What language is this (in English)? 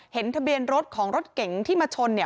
Thai